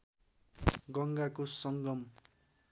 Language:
Nepali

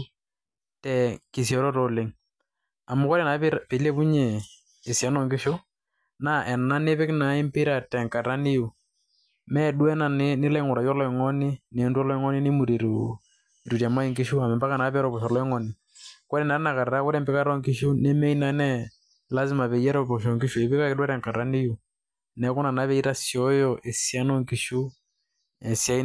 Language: Masai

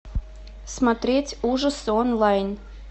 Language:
Russian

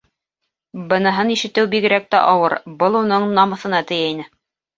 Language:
Bashkir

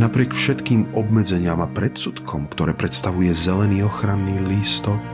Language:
Slovak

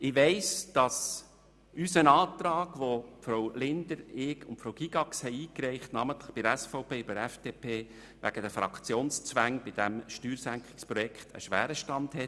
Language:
Swiss German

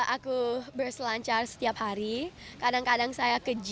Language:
Indonesian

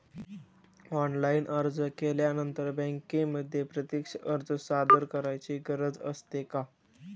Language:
Marathi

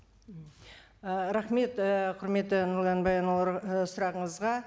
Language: Kazakh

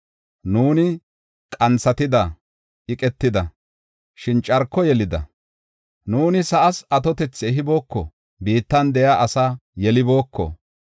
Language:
Gofa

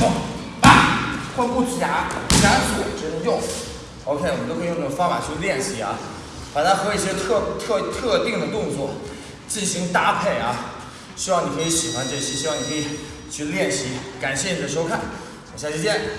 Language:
Chinese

